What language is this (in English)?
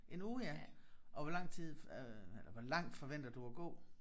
Danish